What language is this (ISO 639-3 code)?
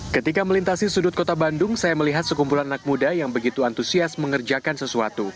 ind